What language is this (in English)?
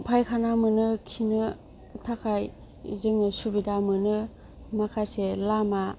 Bodo